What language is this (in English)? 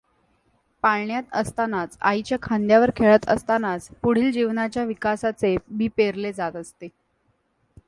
Marathi